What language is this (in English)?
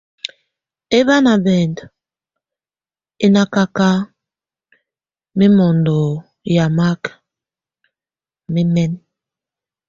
Tunen